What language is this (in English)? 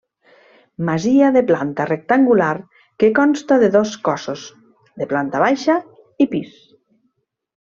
Catalan